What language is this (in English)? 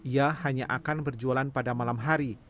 Indonesian